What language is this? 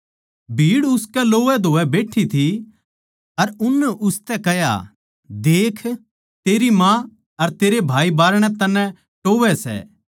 Haryanvi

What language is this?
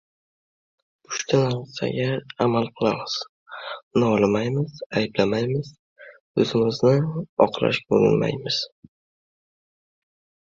Uzbek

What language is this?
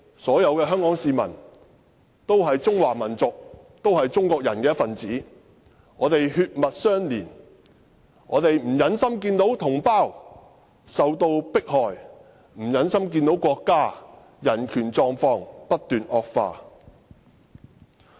Cantonese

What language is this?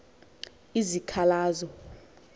Xhosa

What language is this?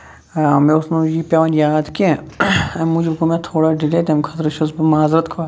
Kashmiri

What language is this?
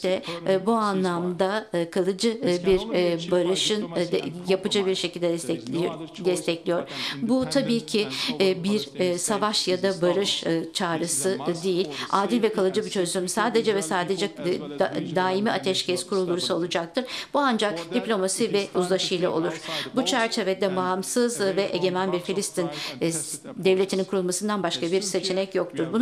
Turkish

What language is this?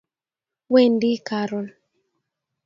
Kalenjin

